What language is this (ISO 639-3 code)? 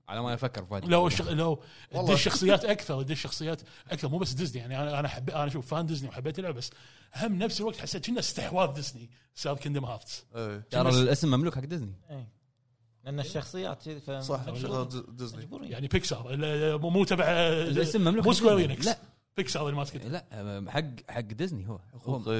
ara